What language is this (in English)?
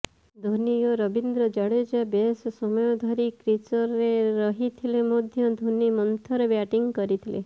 Odia